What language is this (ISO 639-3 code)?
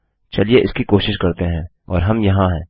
hin